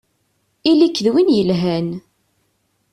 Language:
Kabyle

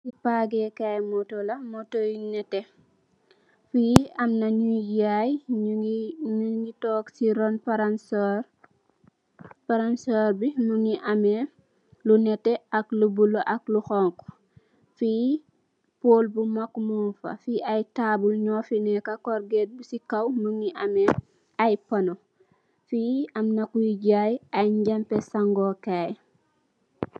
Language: Wolof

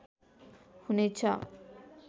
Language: Nepali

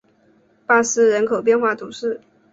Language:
Chinese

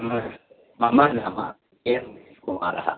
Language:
Sanskrit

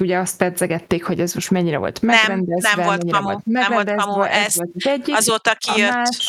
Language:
Hungarian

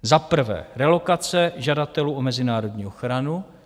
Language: Czech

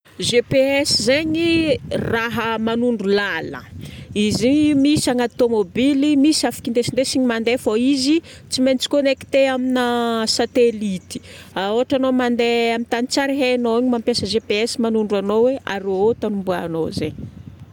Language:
Northern Betsimisaraka Malagasy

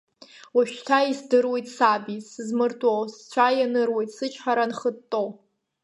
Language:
Abkhazian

